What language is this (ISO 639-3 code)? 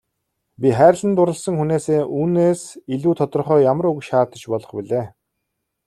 mon